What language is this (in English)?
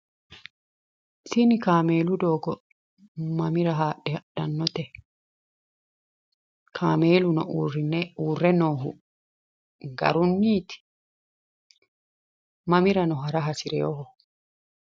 Sidamo